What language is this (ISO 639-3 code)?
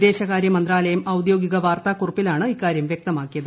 mal